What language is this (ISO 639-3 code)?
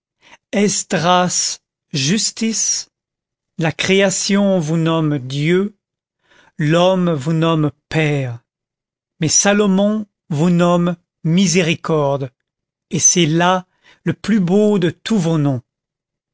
fra